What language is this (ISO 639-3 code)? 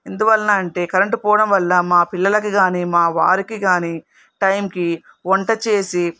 tel